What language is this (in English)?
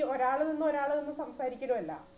Malayalam